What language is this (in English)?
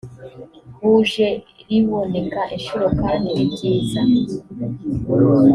Kinyarwanda